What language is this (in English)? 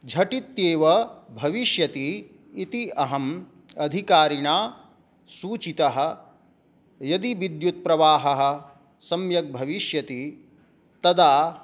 Sanskrit